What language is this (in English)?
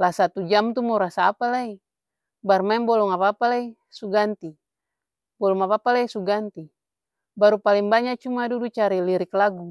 Ambonese Malay